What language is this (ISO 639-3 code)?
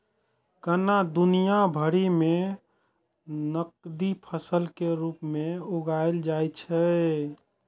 mai